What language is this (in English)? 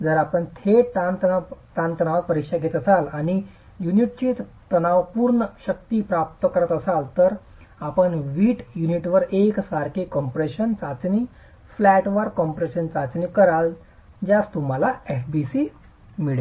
Marathi